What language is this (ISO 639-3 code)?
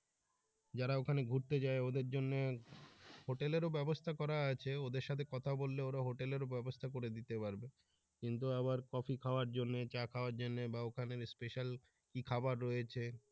ben